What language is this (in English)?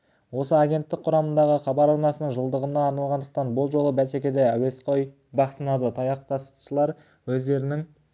Kazakh